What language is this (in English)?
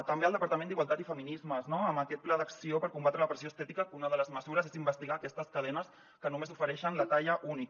Catalan